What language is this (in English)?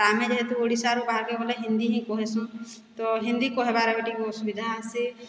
Odia